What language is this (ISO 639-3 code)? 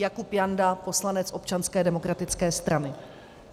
ces